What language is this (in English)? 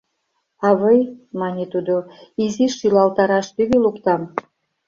Mari